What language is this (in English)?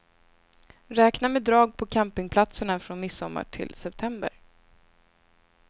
Swedish